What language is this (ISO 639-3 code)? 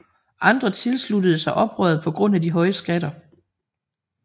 dan